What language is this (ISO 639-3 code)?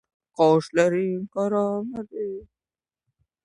uzb